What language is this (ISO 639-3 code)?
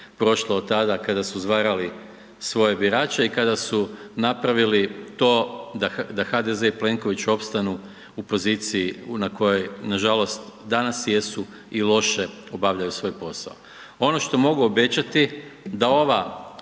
hrv